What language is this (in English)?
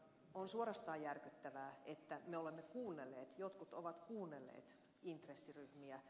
Finnish